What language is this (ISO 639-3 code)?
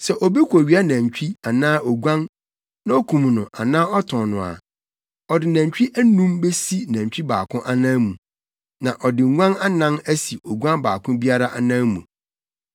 aka